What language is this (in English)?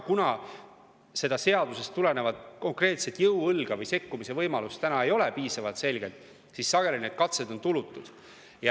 Estonian